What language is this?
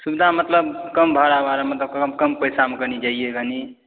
Maithili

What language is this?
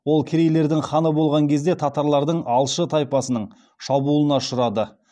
Kazakh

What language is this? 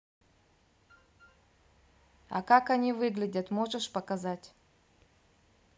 Russian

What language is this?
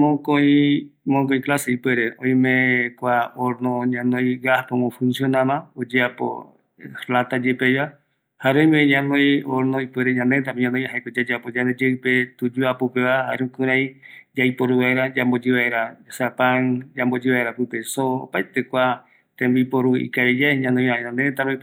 Eastern Bolivian Guaraní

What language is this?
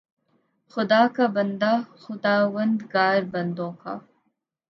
Urdu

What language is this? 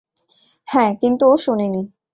Bangla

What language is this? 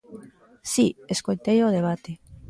Galician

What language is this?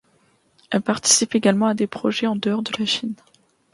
French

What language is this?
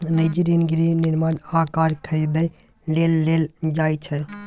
Maithili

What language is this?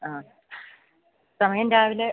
Malayalam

